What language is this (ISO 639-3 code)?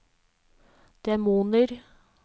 nor